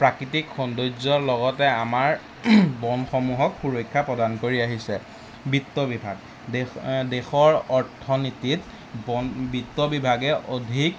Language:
Assamese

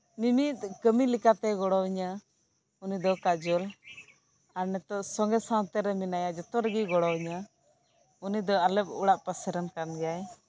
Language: Santali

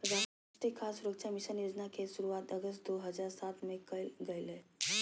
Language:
Magahi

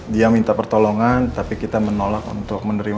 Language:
Indonesian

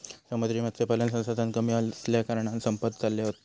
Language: Marathi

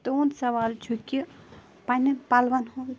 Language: Kashmiri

